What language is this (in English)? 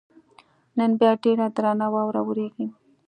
Pashto